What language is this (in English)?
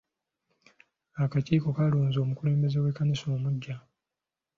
Ganda